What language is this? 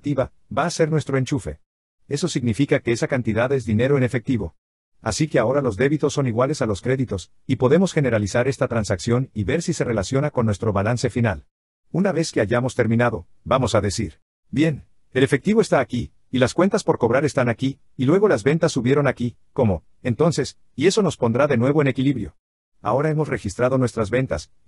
Spanish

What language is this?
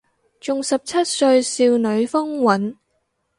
Cantonese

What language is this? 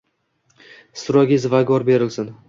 Uzbek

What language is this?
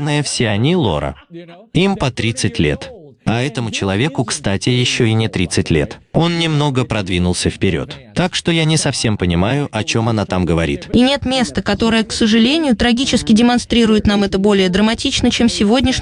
Russian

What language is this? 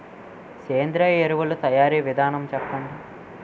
Telugu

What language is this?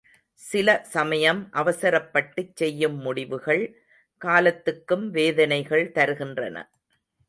Tamil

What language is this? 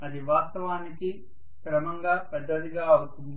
Telugu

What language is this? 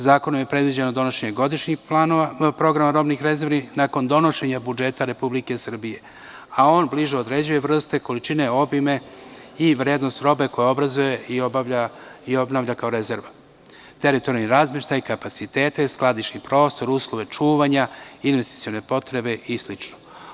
Serbian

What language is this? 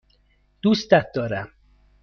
Persian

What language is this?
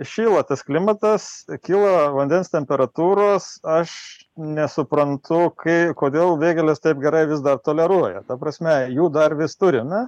Lithuanian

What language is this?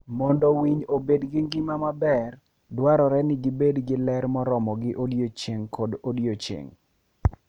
Luo (Kenya and Tanzania)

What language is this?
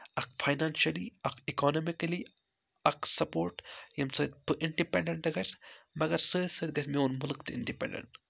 Kashmiri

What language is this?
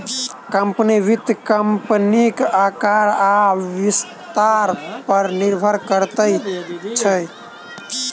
Maithili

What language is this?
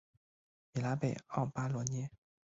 Chinese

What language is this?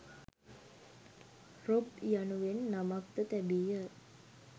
Sinhala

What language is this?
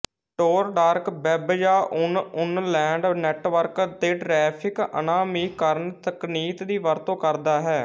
Punjabi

